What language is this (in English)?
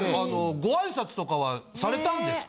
Japanese